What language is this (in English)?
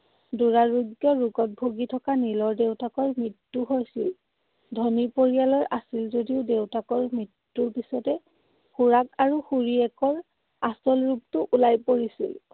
Assamese